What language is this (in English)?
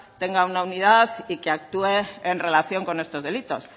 Spanish